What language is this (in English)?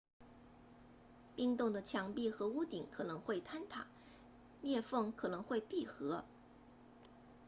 Chinese